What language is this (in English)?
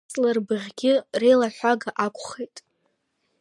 Abkhazian